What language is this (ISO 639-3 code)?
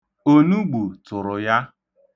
ibo